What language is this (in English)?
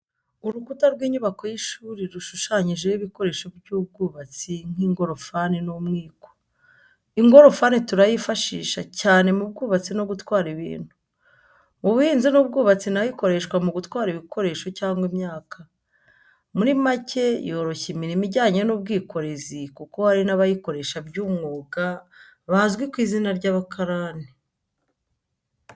Kinyarwanda